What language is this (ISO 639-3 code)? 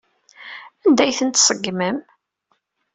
kab